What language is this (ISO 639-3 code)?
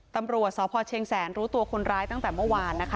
tha